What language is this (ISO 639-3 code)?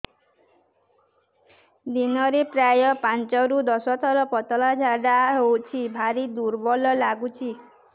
ori